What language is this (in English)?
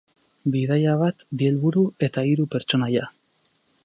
Basque